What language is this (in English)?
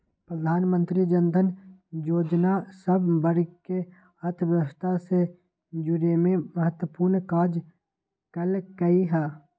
Magahi